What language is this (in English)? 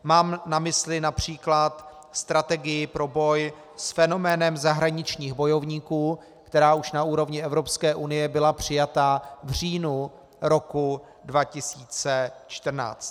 Czech